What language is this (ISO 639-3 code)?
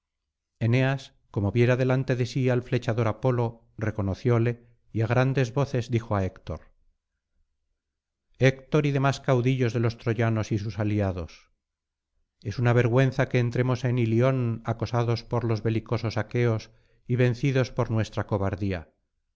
spa